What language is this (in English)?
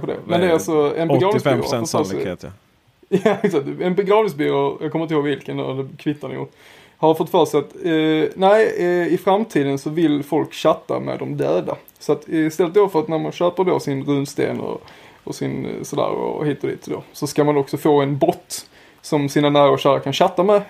Swedish